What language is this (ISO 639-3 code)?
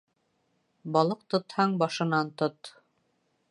bak